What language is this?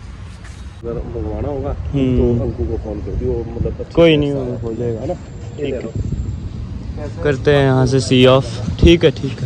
Hindi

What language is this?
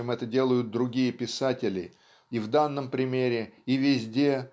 Russian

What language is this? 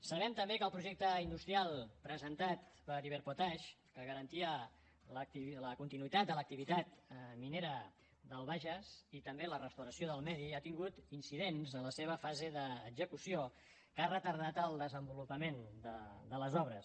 Catalan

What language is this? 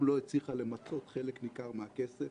Hebrew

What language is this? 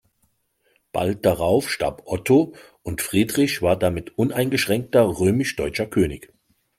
German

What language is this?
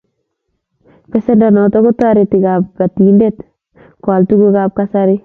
Kalenjin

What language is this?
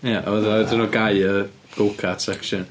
Welsh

